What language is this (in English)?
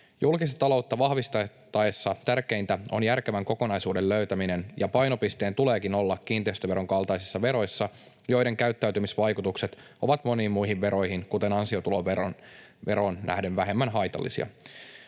Finnish